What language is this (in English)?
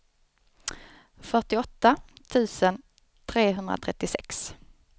Swedish